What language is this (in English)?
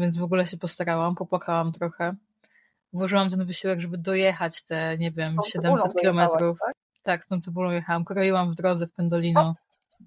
Polish